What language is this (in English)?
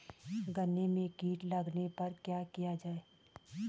Hindi